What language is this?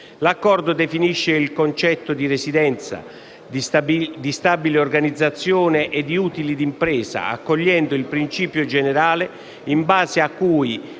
Italian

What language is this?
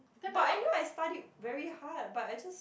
English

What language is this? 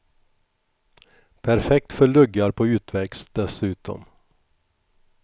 Swedish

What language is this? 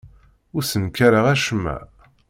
Kabyle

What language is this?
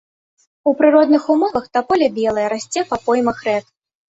Belarusian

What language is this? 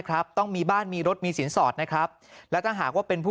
Thai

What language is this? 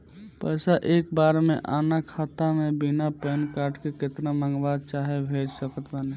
Bhojpuri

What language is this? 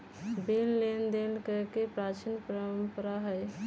Magahi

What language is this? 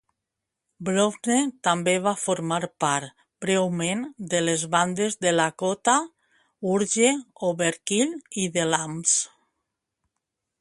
Catalan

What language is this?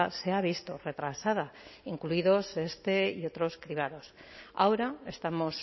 Spanish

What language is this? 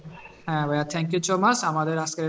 Bangla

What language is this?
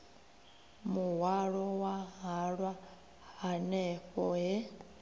Venda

